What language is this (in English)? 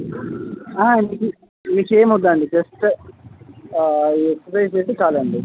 Telugu